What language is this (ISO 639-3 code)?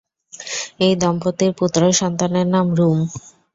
ben